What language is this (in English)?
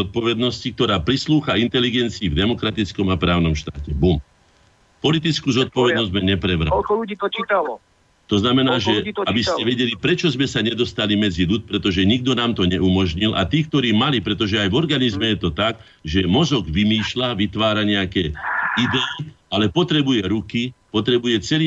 Slovak